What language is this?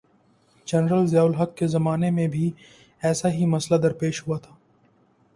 Urdu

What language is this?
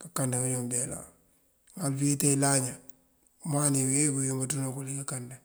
Mandjak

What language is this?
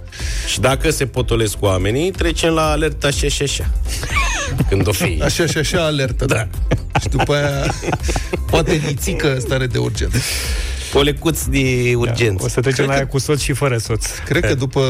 Romanian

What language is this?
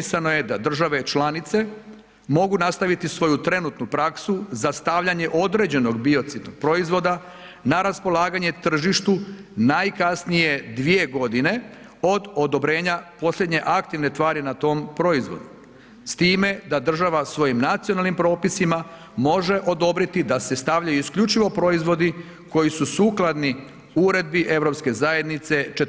Croatian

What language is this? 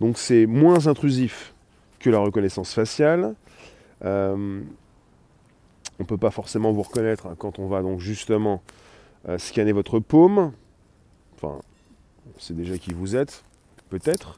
French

